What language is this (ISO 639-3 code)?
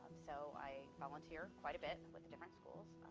eng